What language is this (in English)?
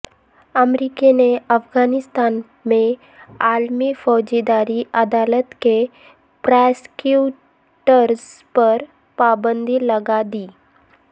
Urdu